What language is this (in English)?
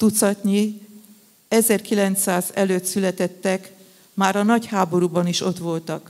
Hungarian